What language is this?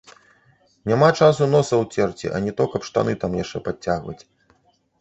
Belarusian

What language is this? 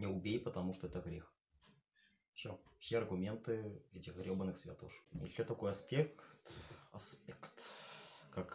Russian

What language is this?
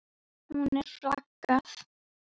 Icelandic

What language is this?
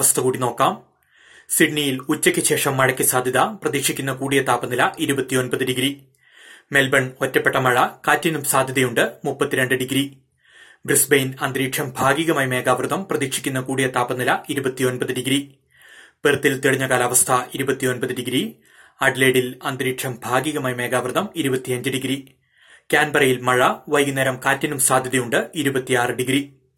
Malayalam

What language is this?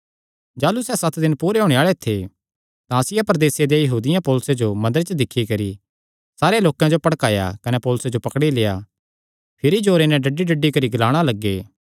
Kangri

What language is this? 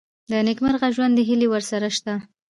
Pashto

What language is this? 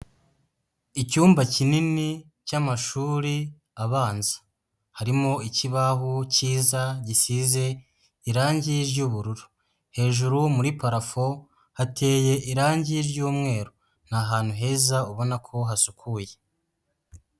Kinyarwanda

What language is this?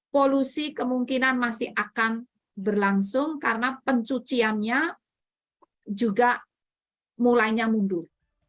Indonesian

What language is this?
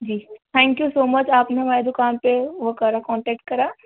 Urdu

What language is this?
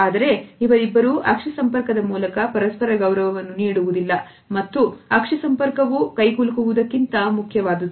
Kannada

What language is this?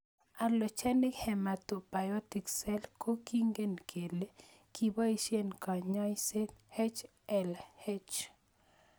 Kalenjin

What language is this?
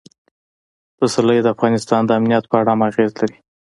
Pashto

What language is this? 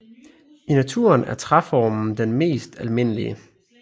Danish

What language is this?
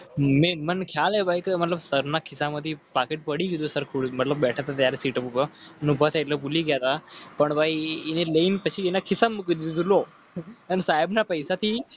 Gujarati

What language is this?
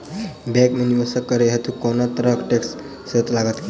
Maithili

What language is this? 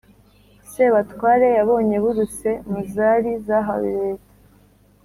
Kinyarwanda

